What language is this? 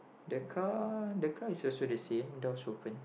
English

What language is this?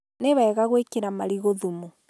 Kikuyu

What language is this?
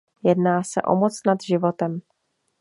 Czech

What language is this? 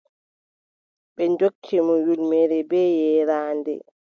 Adamawa Fulfulde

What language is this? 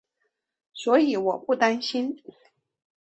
Chinese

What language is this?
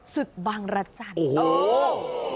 Thai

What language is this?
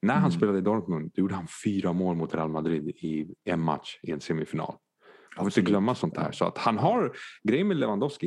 Swedish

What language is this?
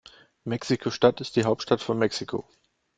German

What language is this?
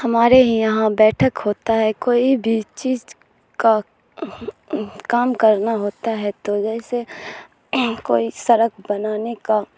Urdu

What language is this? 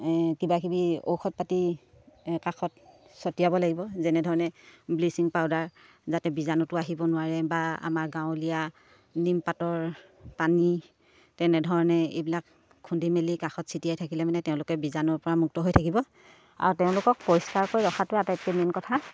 Assamese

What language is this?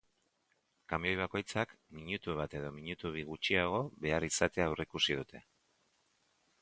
Basque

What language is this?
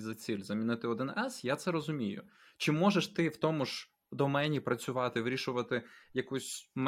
Ukrainian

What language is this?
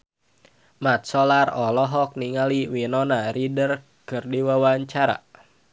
Sundanese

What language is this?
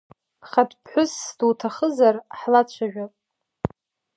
Abkhazian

